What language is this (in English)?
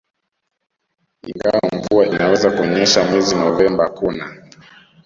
Swahili